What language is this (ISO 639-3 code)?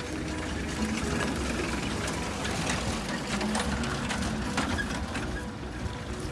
ind